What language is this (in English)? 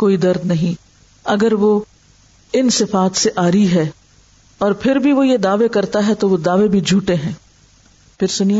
Urdu